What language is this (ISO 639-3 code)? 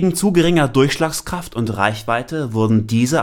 deu